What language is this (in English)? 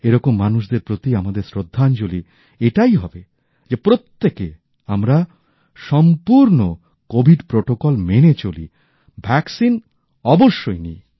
Bangla